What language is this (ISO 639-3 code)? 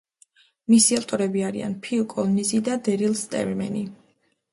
kat